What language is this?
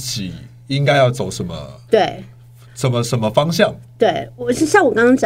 Chinese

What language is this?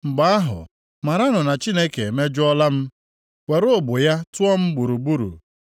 Igbo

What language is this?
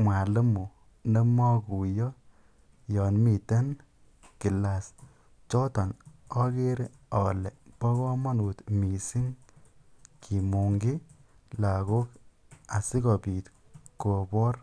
Kalenjin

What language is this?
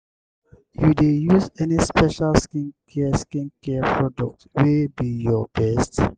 Nigerian Pidgin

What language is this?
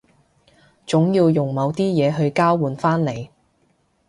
Cantonese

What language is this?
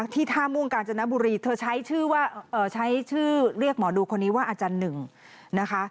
Thai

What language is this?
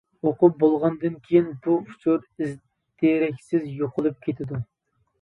Uyghur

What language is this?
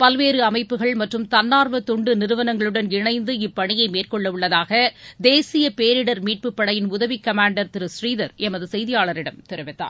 Tamil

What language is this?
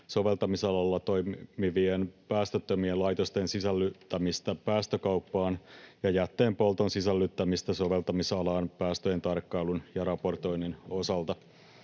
Finnish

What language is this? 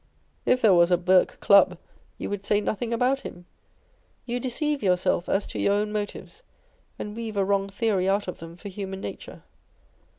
English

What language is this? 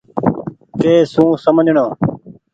Goaria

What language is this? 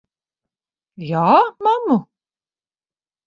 Latvian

